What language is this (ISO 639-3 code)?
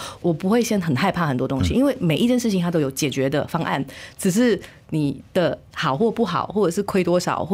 zho